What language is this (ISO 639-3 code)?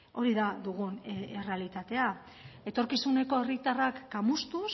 eus